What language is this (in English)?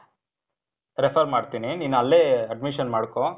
Kannada